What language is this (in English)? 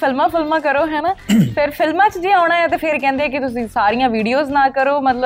Punjabi